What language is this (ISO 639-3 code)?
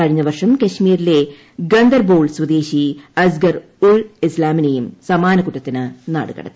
mal